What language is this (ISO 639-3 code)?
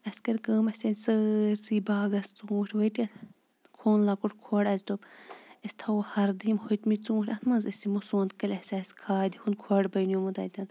kas